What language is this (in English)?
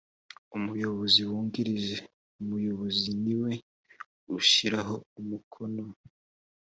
Kinyarwanda